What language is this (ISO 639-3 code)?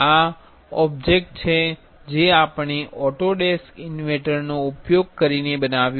guj